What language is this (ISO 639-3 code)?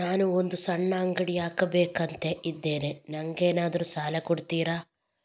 kan